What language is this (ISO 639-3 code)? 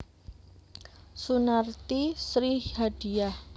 jav